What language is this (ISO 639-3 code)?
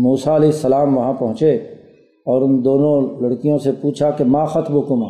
urd